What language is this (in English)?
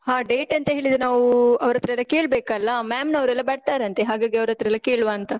Kannada